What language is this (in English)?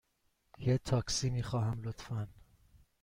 Persian